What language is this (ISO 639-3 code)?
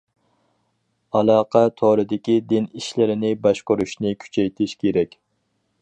uig